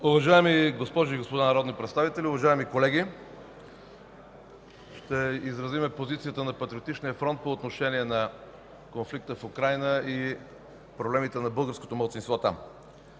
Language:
Bulgarian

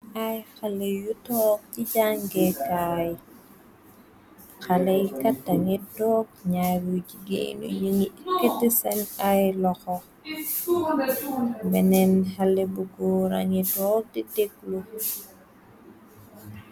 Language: Wolof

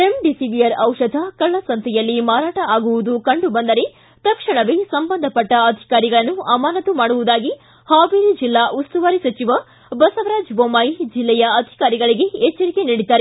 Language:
Kannada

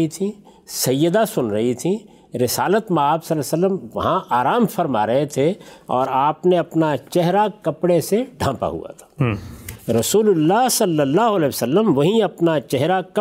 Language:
Urdu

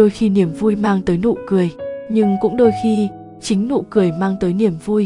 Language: Vietnamese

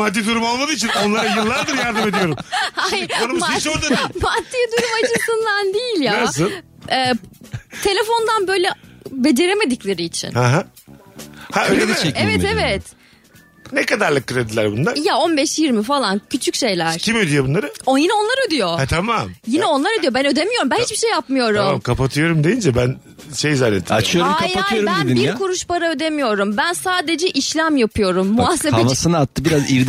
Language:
Turkish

